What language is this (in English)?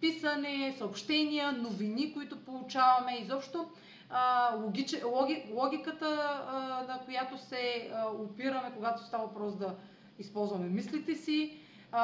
Bulgarian